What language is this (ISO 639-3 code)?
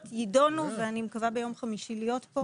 heb